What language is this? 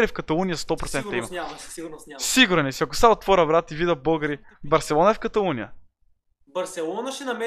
Bulgarian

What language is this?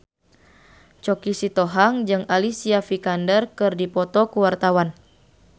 Sundanese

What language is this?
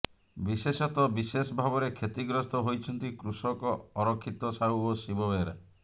Odia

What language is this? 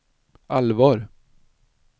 Swedish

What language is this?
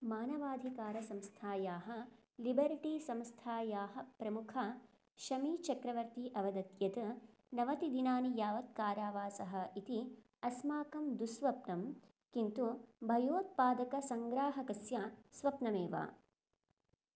Sanskrit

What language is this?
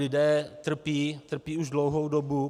Czech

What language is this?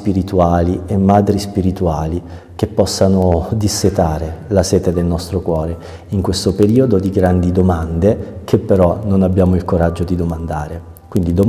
Italian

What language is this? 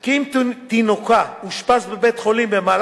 Hebrew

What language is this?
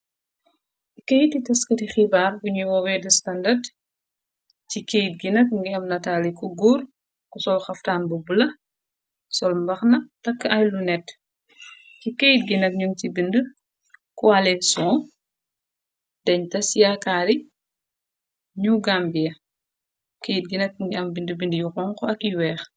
Wolof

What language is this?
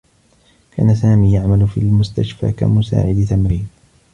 Arabic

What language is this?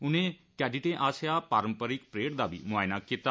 Dogri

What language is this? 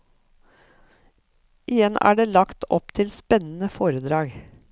Norwegian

